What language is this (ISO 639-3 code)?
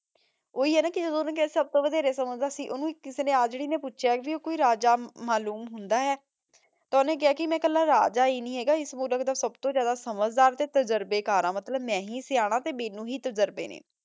pan